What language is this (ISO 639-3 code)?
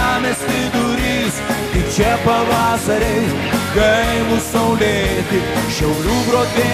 lit